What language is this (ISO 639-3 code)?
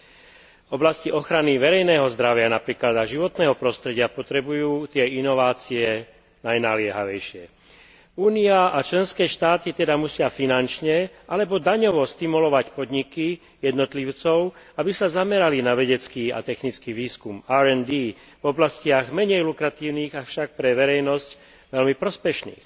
slk